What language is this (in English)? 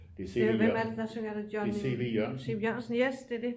Danish